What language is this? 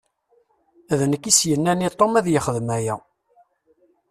Kabyle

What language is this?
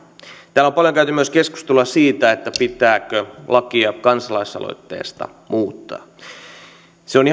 Finnish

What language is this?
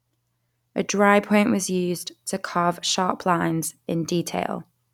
English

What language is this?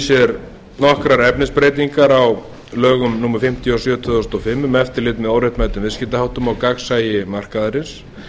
Icelandic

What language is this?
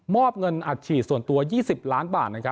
Thai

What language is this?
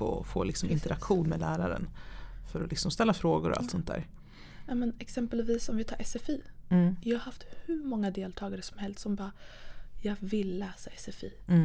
Swedish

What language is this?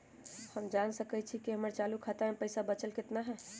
Magahi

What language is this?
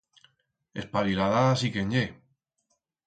Aragonese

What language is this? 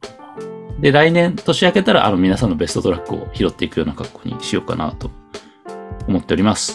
Japanese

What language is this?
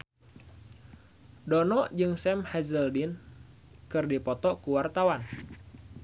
Sundanese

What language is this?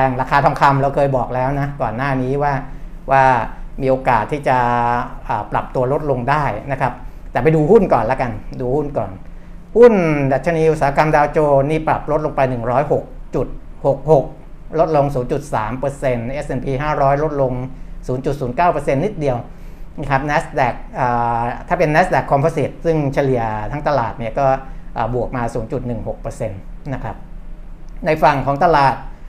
Thai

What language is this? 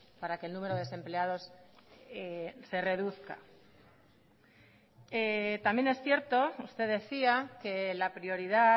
Spanish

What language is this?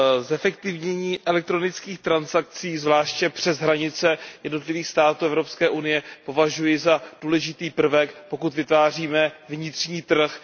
Czech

